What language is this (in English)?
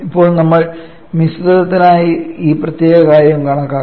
Malayalam